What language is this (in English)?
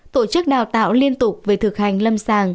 Vietnamese